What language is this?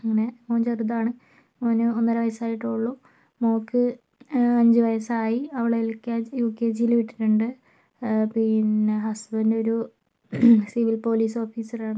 Malayalam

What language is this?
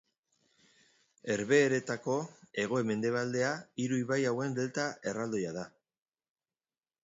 Basque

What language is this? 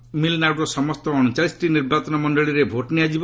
Odia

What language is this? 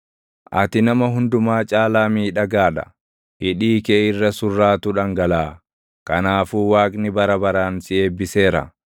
Oromo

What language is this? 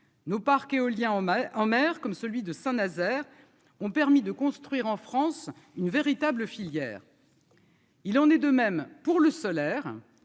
French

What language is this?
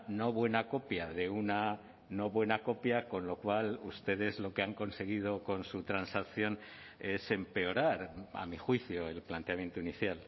Spanish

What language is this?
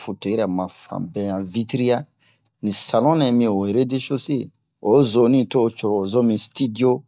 Bomu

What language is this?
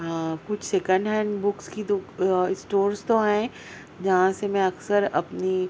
Urdu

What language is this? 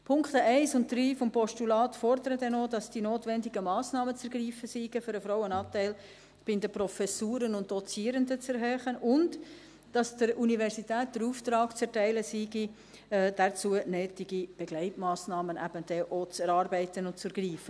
Swiss German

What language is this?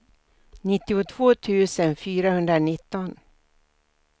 Swedish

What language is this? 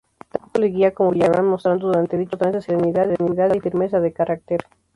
Spanish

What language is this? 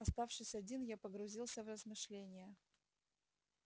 Russian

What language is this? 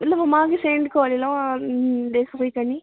Maithili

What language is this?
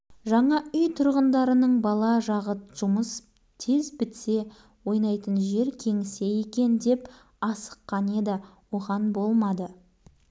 Kazakh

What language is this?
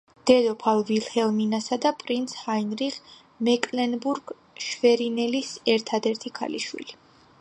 Georgian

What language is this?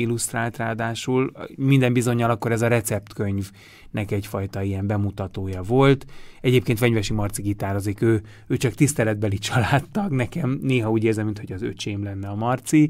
Hungarian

